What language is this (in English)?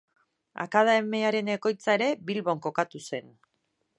Basque